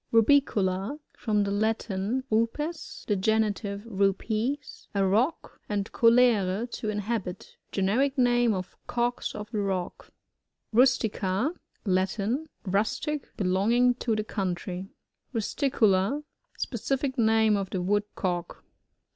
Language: English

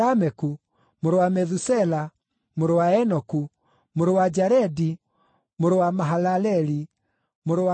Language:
Kikuyu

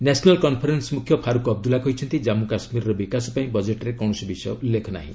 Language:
Odia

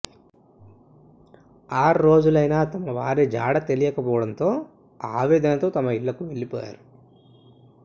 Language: Telugu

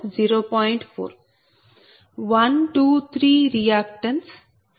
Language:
Telugu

